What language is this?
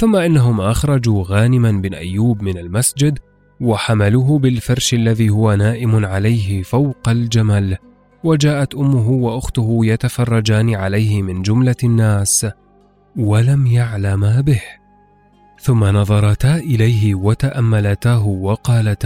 Arabic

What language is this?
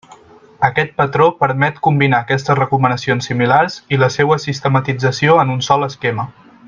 Catalan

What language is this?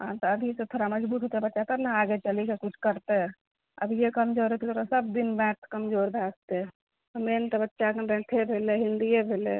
Maithili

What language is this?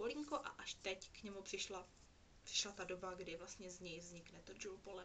Czech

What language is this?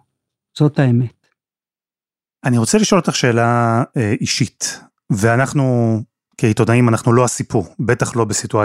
Hebrew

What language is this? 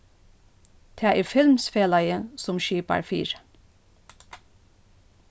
Faroese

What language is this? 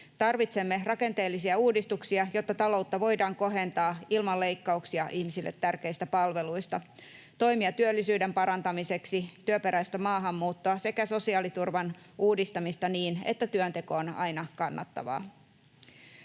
Finnish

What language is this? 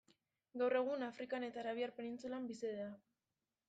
Basque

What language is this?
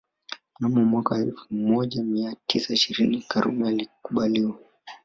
Swahili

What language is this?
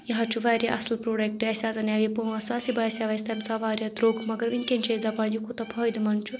Kashmiri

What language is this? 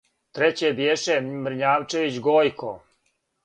Serbian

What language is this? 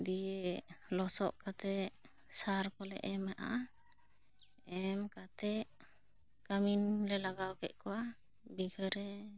Santali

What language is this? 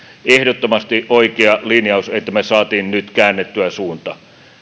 Finnish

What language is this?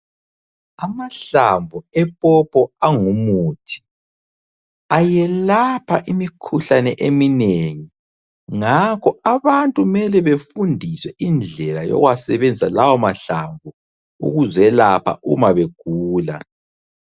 North Ndebele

